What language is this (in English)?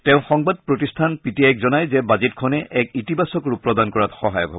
Assamese